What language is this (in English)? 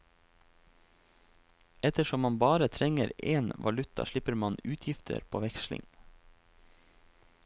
Norwegian